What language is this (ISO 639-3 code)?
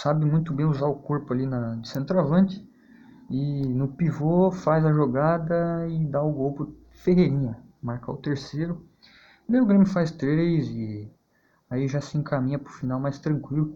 por